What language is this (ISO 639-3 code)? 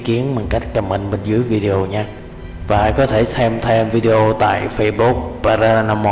vie